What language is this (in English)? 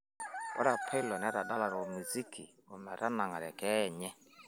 Masai